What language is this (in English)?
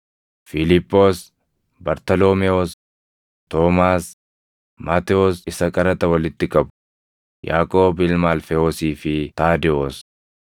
Oromo